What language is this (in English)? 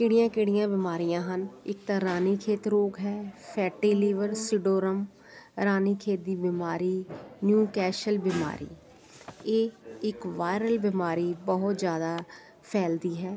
Punjabi